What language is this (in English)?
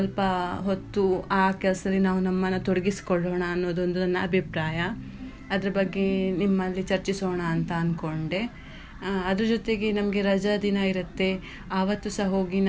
Kannada